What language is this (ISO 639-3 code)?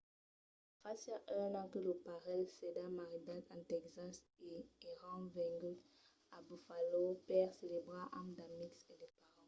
oci